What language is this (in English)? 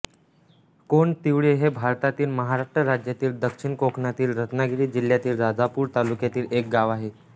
Marathi